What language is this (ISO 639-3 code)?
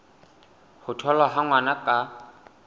sot